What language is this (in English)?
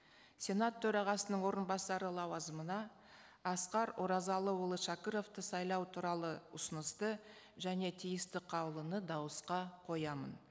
Kazakh